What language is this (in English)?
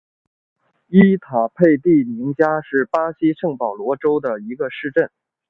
Chinese